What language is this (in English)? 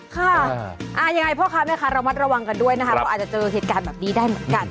Thai